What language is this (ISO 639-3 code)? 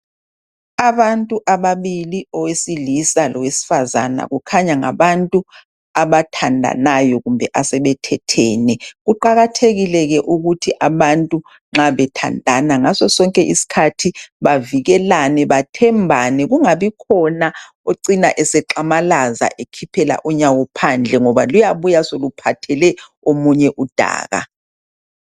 nde